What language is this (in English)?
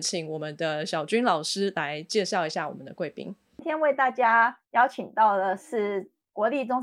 Chinese